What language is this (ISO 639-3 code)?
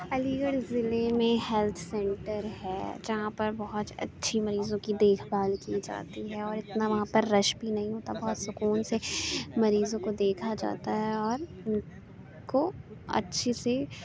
urd